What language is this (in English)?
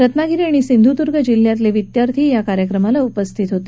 Marathi